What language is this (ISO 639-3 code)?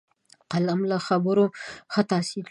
pus